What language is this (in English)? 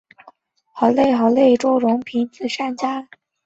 Chinese